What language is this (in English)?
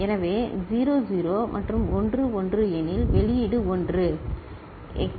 Tamil